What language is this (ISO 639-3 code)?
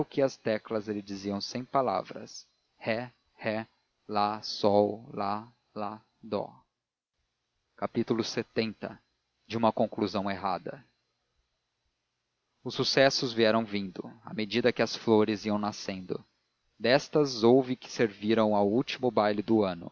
por